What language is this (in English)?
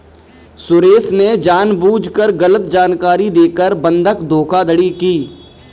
Hindi